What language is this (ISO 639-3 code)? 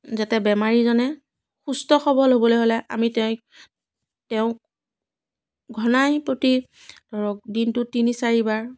asm